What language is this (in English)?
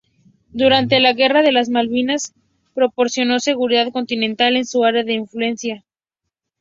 Spanish